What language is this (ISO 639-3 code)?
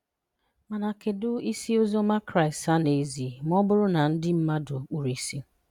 ibo